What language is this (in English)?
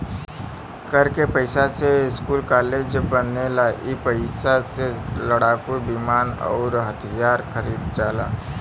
Bhojpuri